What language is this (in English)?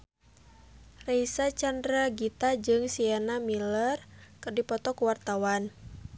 Sundanese